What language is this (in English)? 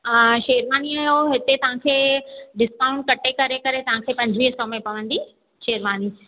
Sindhi